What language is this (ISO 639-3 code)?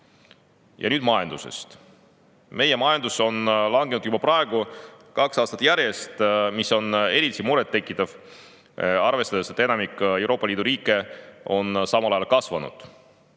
est